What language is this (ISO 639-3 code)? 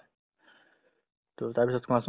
asm